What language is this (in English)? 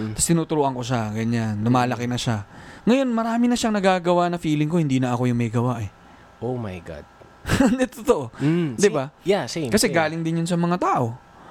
Filipino